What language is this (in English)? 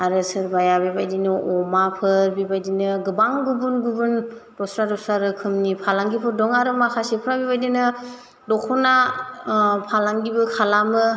Bodo